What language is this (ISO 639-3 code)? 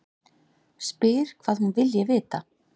isl